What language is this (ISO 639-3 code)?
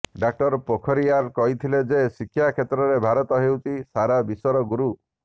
ori